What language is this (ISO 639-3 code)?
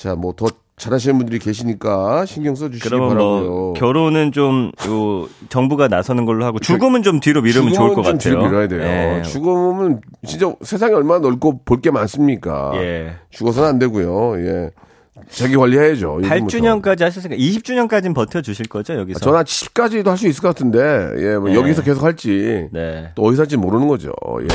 kor